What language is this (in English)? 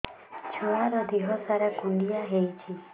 Odia